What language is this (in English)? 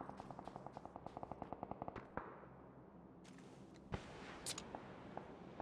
German